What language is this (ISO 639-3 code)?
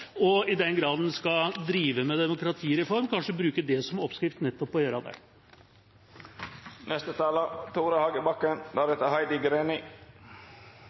nob